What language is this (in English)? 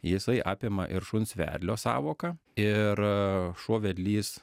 Lithuanian